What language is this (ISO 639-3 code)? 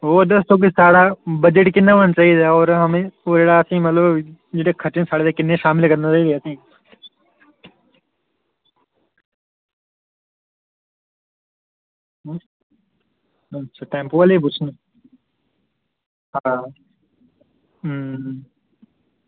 doi